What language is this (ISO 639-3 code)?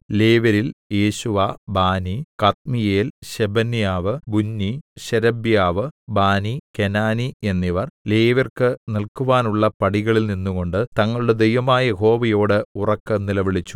mal